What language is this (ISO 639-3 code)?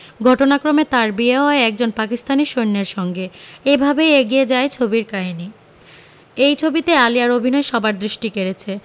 ben